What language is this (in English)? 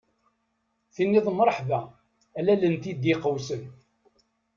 Kabyle